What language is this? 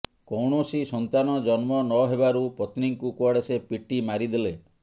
Odia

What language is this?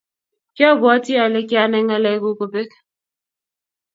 Kalenjin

